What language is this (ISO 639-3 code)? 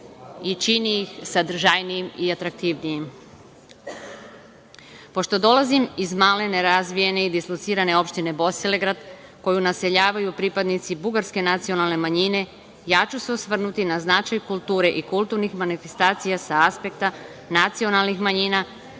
srp